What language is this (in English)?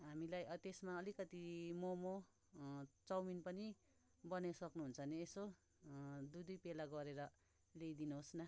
Nepali